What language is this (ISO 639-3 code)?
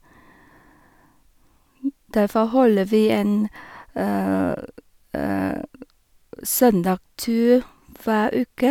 nor